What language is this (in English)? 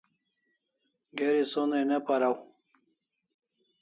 Kalasha